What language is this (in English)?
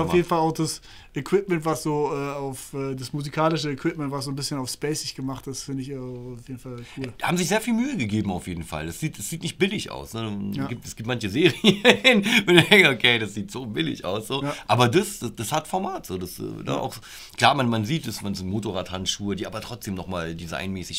German